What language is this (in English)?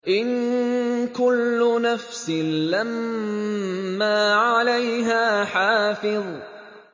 Arabic